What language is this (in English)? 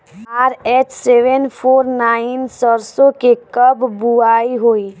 Bhojpuri